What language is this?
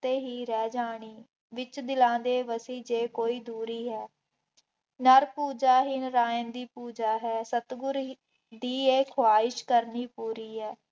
Punjabi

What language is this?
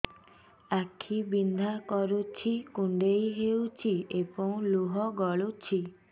Odia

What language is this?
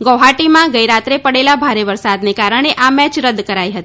Gujarati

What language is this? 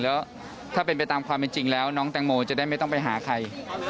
Thai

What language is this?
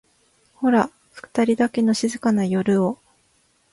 Japanese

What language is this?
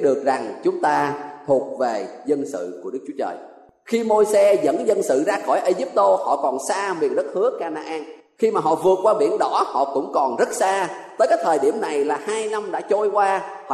Vietnamese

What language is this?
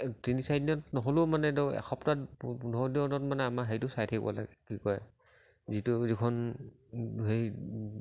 Assamese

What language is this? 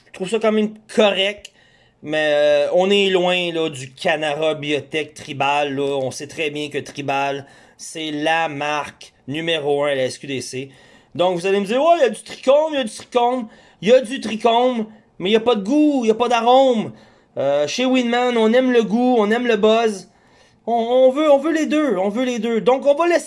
French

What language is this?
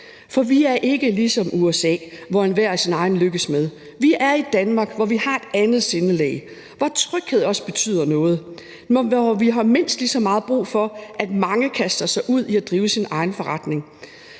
Danish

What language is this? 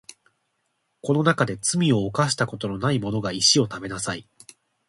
Japanese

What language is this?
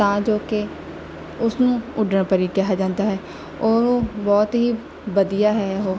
Punjabi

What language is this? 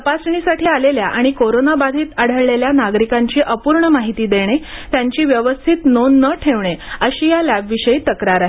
Marathi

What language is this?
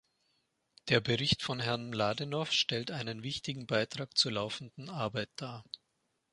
German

